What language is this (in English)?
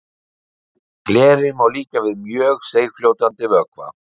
Icelandic